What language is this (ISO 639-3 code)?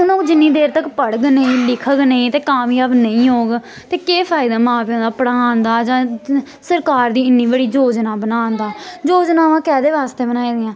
doi